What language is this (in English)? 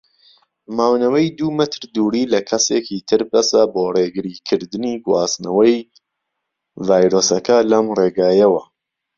Central Kurdish